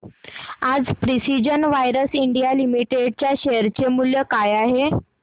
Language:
Marathi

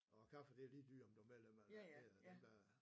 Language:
Danish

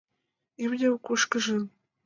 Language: Mari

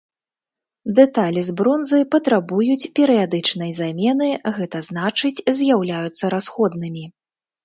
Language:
Belarusian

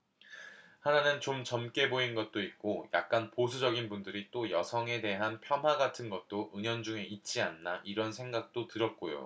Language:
Korean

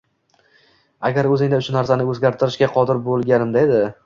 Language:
Uzbek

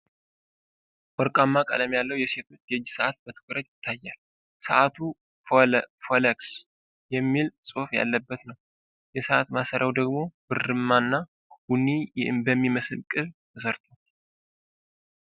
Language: Amharic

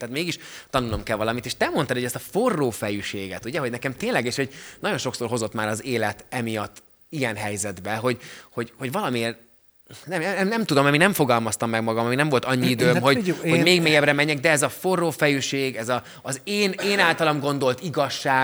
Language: Hungarian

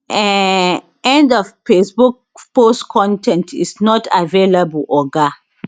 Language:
Nigerian Pidgin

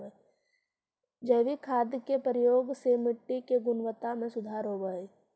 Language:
Magahi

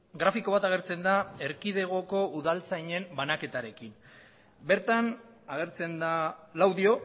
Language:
Basque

